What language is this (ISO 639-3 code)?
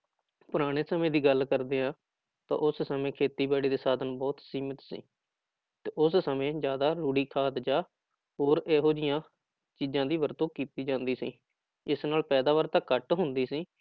pan